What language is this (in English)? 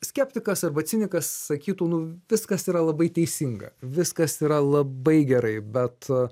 Lithuanian